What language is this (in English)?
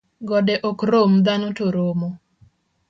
Luo (Kenya and Tanzania)